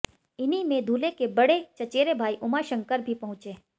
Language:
Hindi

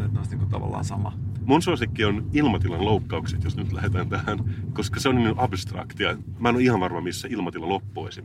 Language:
Finnish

